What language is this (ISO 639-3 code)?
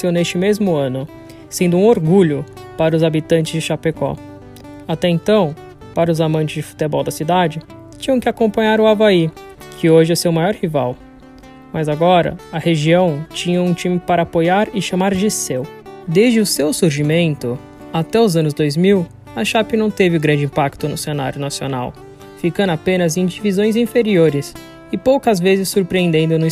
por